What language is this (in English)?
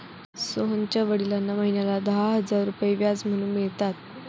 Marathi